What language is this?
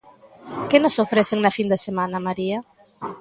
Galician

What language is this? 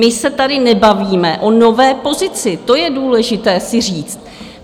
Czech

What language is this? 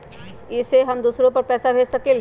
Magahi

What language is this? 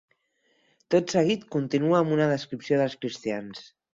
Catalan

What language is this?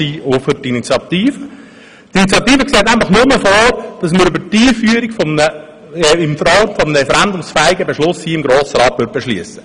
Swiss German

